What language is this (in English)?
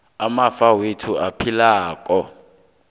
South Ndebele